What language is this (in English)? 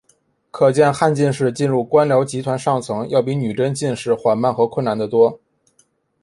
Chinese